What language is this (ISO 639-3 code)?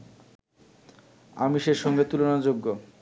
ben